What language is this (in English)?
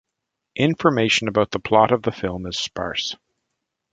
English